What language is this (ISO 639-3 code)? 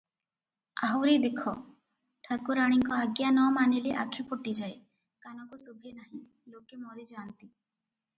ori